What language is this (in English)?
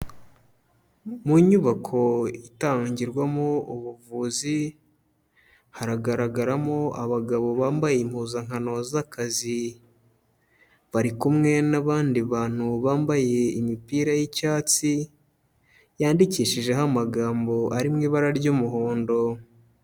Kinyarwanda